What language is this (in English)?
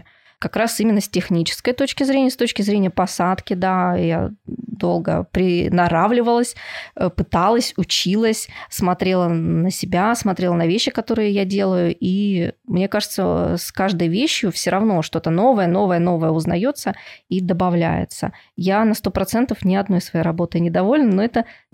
Russian